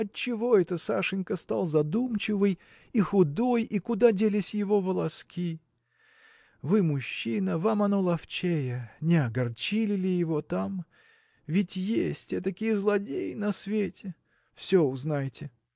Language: Russian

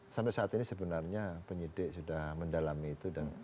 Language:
Indonesian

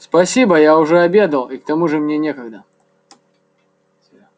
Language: Russian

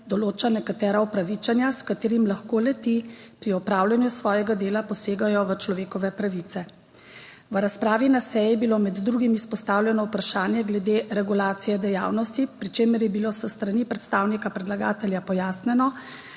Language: Slovenian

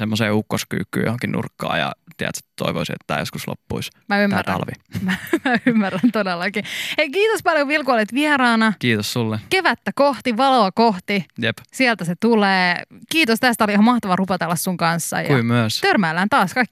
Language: Finnish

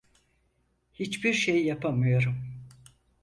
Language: Turkish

